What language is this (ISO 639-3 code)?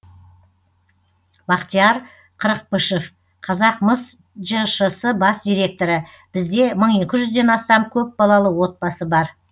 kaz